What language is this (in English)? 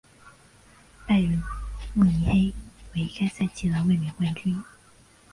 Chinese